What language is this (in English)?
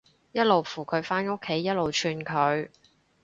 Cantonese